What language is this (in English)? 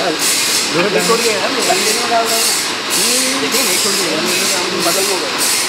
Hindi